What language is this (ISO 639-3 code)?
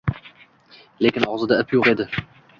uzb